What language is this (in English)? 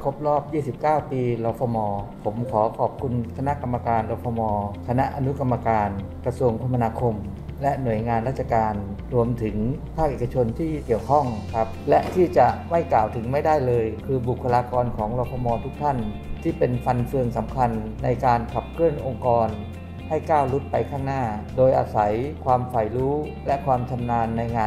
Thai